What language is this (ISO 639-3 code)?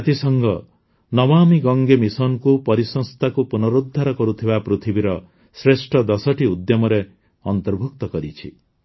ori